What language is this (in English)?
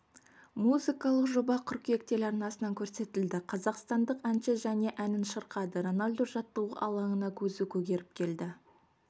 Kazakh